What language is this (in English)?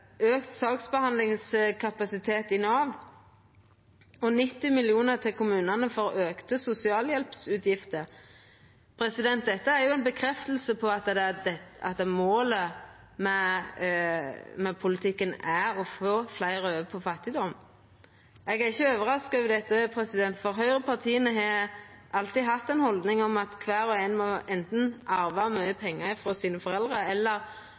Norwegian Nynorsk